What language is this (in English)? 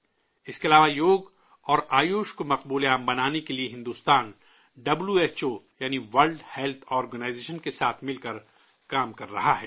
Urdu